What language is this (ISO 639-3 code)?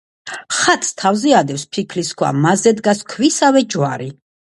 kat